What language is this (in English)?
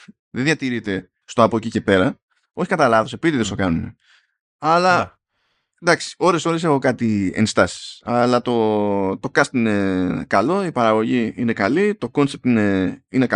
Greek